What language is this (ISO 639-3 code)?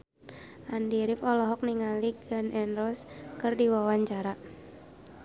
sun